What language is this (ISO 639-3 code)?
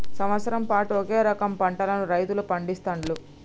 tel